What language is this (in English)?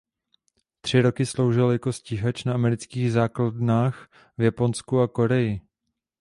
Czech